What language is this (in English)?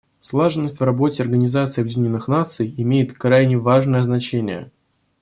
Russian